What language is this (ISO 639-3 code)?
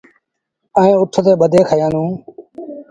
sbn